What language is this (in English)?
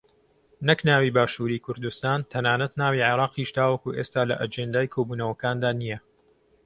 Central Kurdish